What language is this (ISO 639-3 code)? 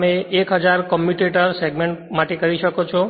guj